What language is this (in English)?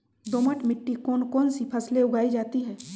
Magahi